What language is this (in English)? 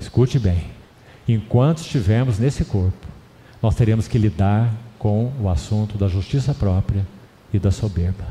Portuguese